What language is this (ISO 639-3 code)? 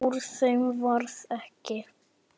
isl